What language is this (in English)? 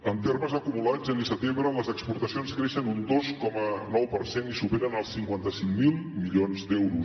Catalan